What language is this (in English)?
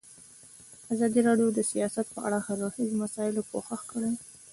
Pashto